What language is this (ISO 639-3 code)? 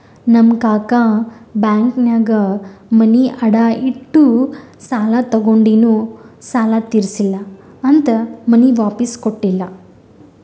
kan